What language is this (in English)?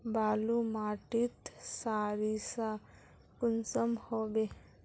Magahi